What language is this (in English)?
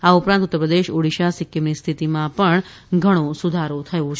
Gujarati